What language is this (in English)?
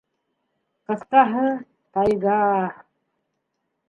Bashkir